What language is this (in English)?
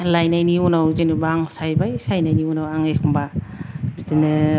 Bodo